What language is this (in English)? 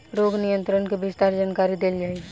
Bhojpuri